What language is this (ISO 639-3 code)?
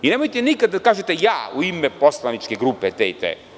srp